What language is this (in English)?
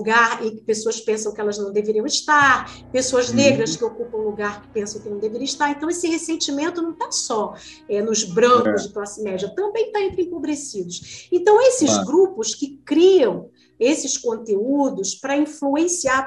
Portuguese